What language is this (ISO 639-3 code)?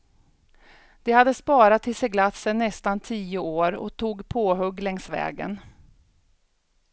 swe